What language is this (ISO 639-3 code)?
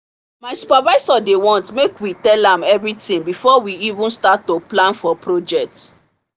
pcm